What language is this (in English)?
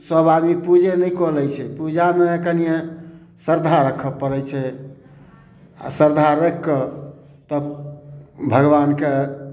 Maithili